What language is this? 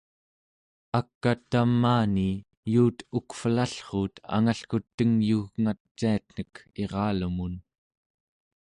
Central Yupik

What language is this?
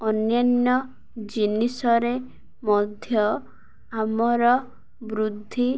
Odia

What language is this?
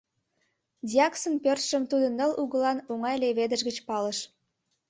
Mari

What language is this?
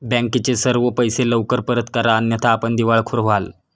Marathi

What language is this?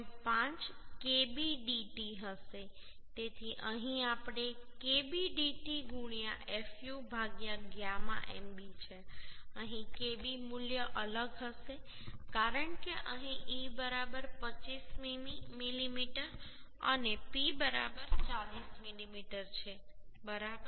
Gujarati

